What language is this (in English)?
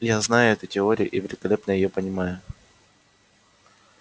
Russian